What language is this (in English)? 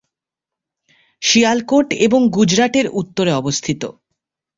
Bangla